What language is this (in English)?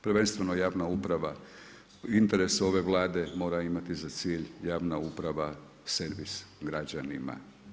Croatian